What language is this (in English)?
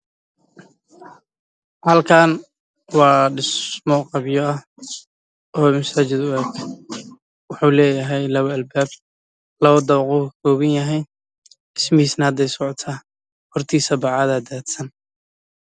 Somali